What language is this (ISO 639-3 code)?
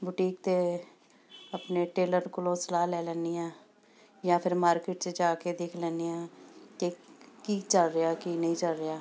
pan